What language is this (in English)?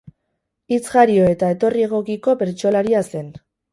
Basque